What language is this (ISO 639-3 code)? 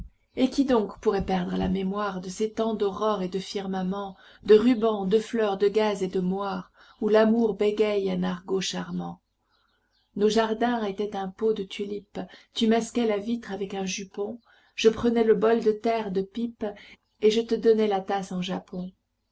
fra